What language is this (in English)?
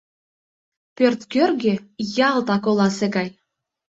Mari